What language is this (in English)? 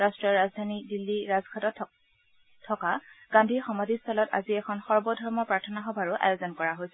Assamese